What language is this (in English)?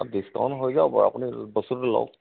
Assamese